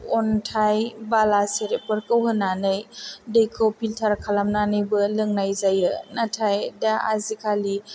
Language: Bodo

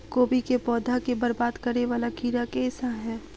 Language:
Maithili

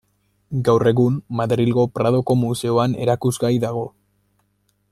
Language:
Basque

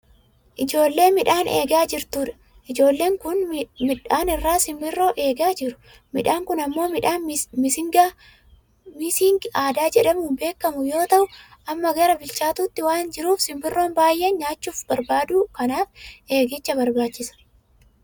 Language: Oromo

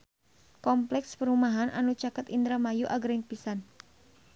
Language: Sundanese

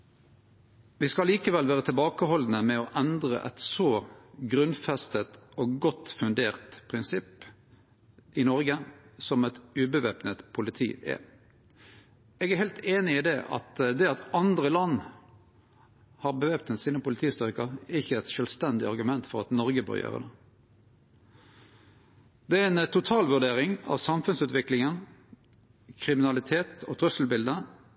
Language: Norwegian Nynorsk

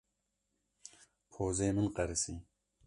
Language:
Kurdish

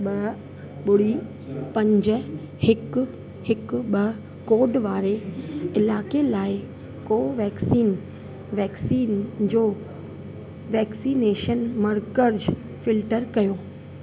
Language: Sindhi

